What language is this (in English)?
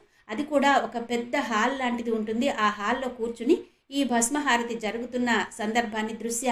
Telugu